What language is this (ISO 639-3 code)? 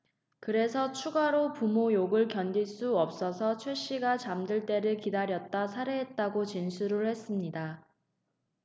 kor